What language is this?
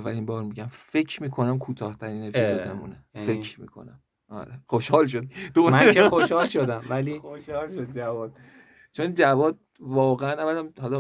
Persian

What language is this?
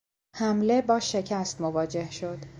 Persian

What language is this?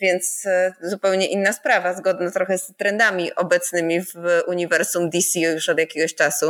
Polish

